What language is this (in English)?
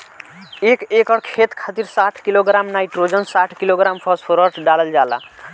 Bhojpuri